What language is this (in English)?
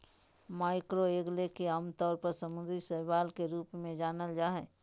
Magahi